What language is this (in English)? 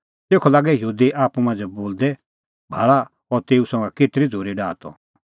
Kullu Pahari